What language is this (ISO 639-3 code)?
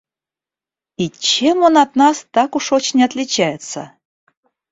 rus